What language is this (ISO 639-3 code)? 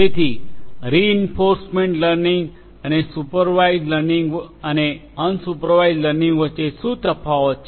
guj